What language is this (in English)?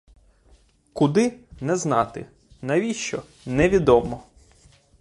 Ukrainian